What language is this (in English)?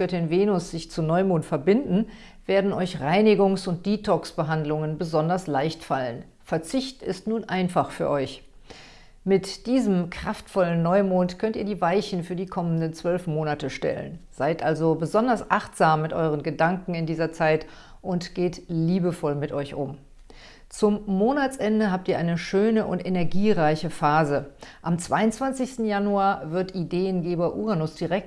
German